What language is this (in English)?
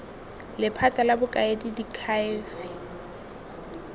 Tswana